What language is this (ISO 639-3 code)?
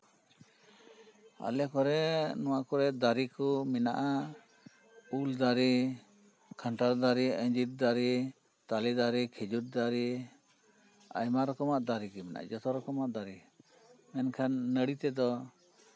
sat